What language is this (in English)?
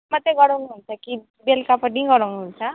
Nepali